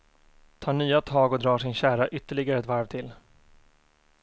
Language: Swedish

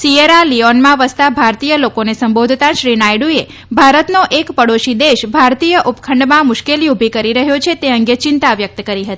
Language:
Gujarati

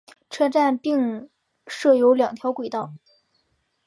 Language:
Chinese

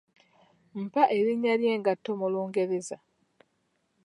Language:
Ganda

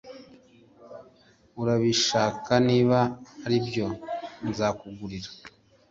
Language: Kinyarwanda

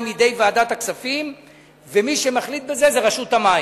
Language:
Hebrew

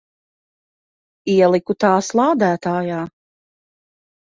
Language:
Latvian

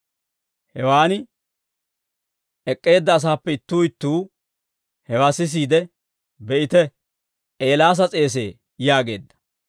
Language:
Dawro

